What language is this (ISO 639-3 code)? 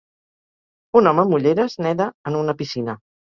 cat